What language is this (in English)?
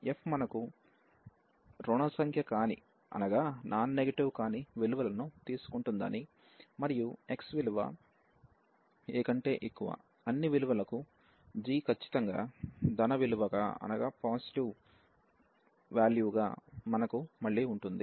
Telugu